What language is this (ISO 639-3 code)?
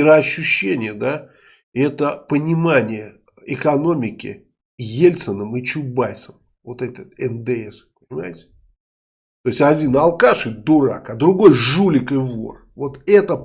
rus